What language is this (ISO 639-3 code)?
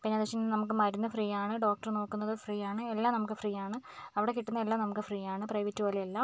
mal